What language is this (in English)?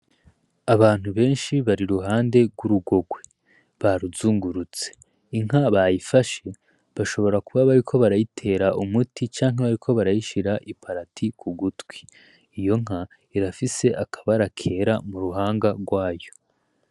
Rundi